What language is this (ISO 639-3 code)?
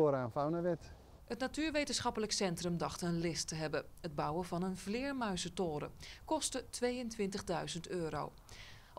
nld